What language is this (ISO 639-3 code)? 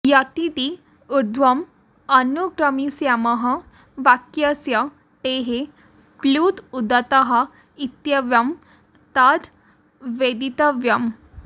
san